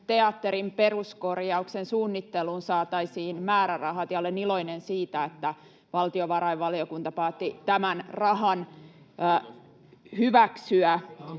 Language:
Finnish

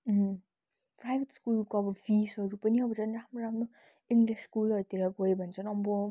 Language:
Nepali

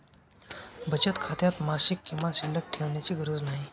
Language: Marathi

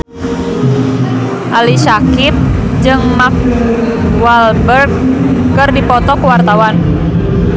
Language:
Sundanese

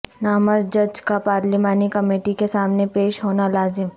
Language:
Urdu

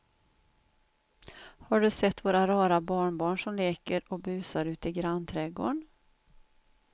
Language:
Swedish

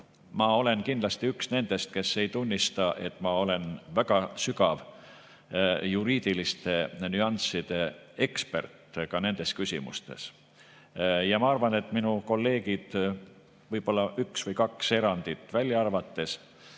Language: Estonian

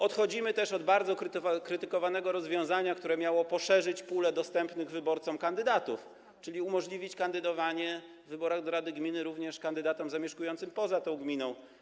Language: Polish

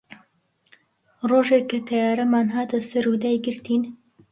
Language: Central Kurdish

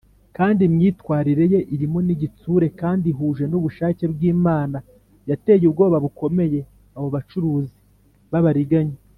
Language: Kinyarwanda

